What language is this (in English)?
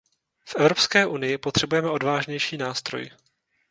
Czech